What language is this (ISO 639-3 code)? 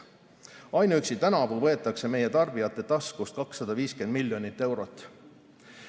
est